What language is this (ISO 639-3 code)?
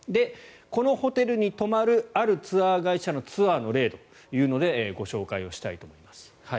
jpn